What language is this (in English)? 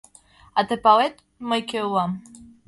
Mari